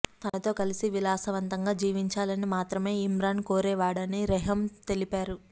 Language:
Telugu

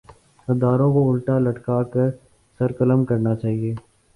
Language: Urdu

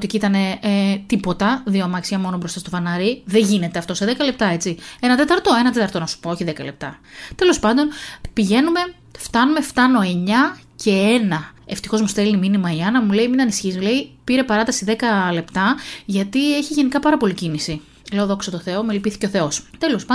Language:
Greek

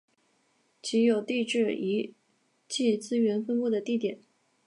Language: Chinese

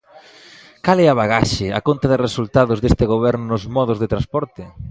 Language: Galician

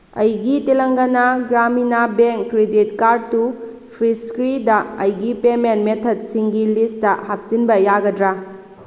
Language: Manipuri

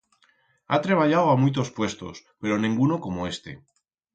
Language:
Aragonese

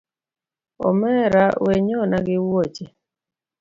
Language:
Luo (Kenya and Tanzania)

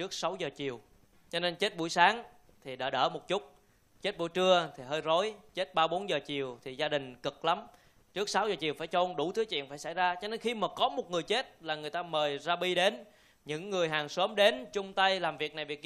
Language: Vietnamese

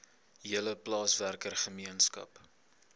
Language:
Afrikaans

